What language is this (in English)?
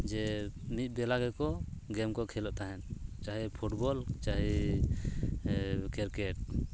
Santali